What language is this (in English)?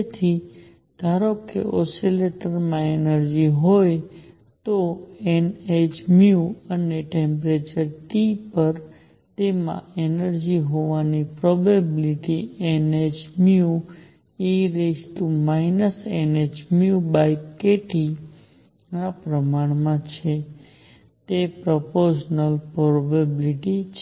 Gujarati